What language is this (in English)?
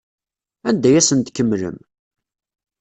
Kabyle